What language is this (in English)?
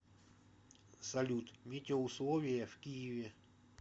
Russian